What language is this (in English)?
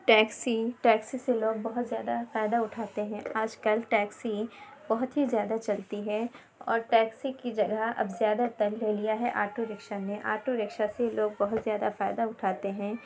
Urdu